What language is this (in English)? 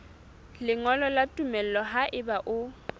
Southern Sotho